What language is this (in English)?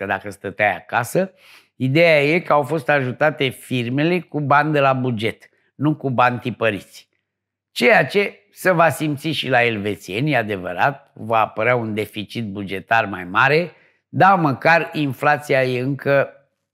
Romanian